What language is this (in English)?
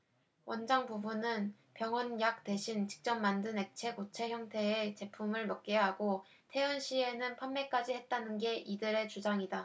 Korean